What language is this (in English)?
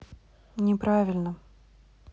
Russian